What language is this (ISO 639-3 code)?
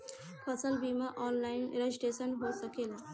bho